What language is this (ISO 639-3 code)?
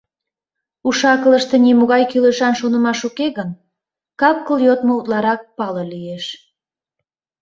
chm